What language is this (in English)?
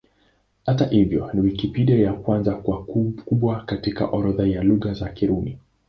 Swahili